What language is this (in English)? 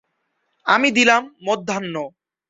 Bangla